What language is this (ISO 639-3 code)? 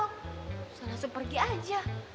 ind